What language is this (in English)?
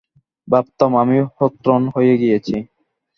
Bangla